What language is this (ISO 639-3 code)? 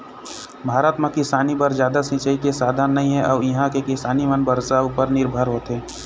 hne